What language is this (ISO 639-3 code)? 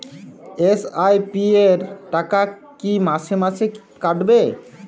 ben